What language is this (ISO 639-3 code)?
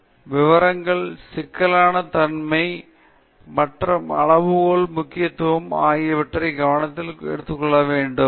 tam